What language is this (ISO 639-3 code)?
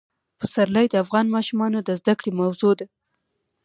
pus